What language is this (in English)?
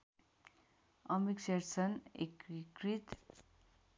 Nepali